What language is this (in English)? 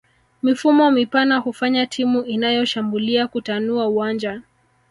Swahili